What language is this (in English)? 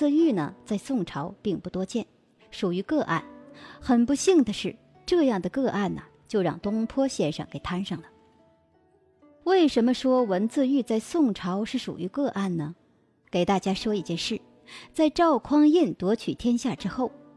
Chinese